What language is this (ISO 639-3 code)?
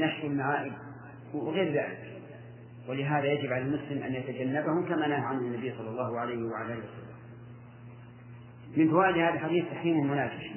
ara